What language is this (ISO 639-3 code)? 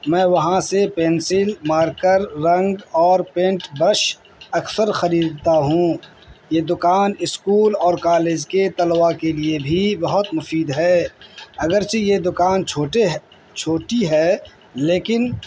urd